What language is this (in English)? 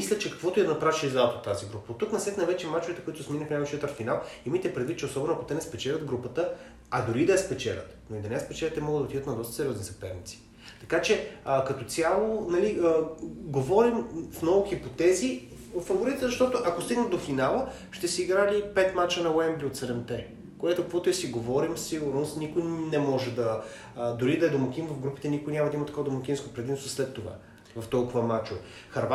Bulgarian